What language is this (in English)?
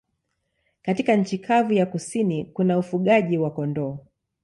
Swahili